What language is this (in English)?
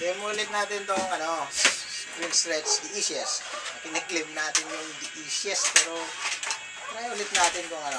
Filipino